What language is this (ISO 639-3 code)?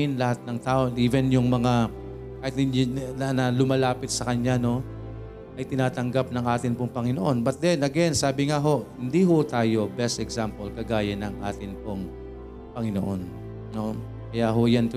fil